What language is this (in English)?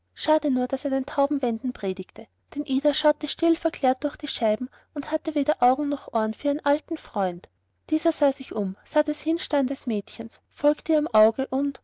German